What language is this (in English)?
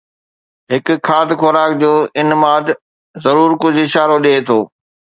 Sindhi